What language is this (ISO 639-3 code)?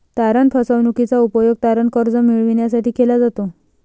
mar